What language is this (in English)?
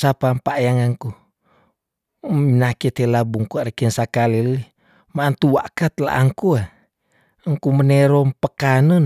Tondano